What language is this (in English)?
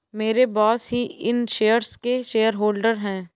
Hindi